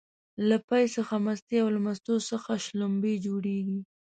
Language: Pashto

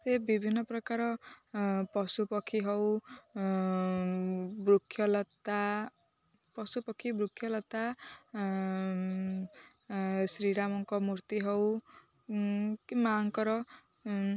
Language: Odia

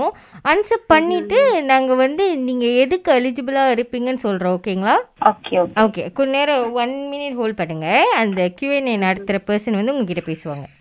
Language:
Tamil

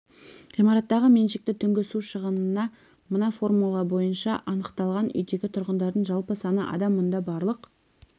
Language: Kazakh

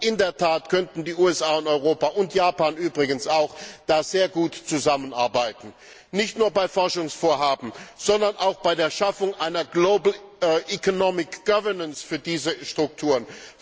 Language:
German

